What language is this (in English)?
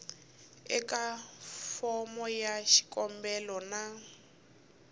Tsonga